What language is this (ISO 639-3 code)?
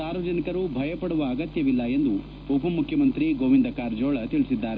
kan